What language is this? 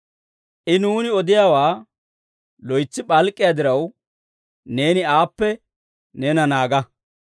Dawro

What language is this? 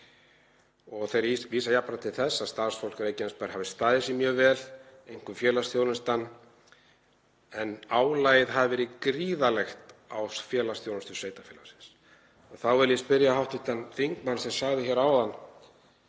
Icelandic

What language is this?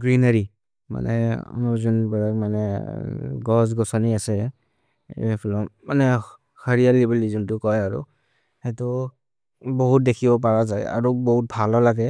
Maria (India)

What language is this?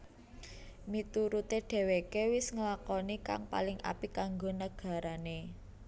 Javanese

